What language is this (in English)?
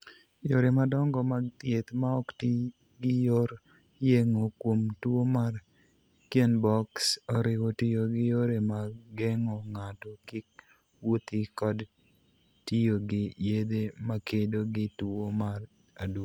Luo (Kenya and Tanzania)